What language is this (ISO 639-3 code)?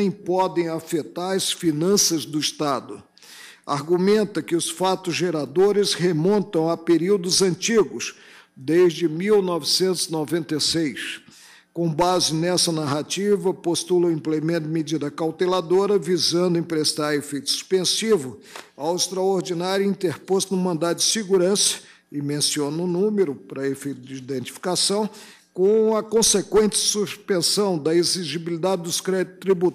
por